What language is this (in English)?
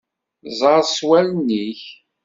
Kabyle